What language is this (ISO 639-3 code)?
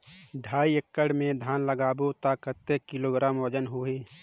hne